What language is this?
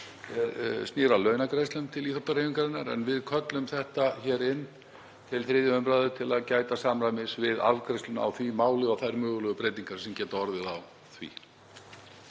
Icelandic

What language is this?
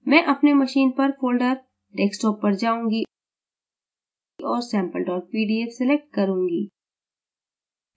Hindi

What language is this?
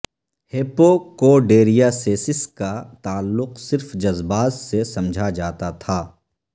Urdu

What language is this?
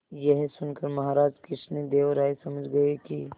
Hindi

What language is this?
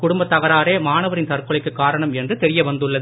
Tamil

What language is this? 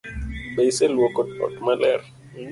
Luo (Kenya and Tanzania)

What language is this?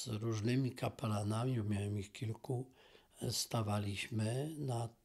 Polish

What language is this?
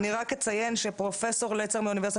Hebrew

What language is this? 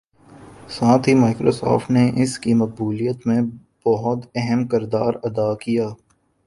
Urdu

